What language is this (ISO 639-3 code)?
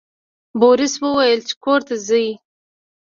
pus